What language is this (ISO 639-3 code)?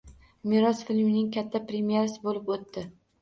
uzb